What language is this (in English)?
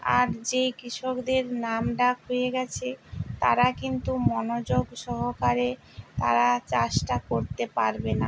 Bangla